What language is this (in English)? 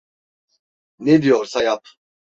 Turkish